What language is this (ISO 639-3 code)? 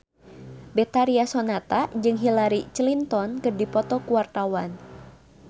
sun